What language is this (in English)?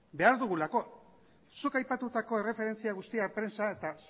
Basque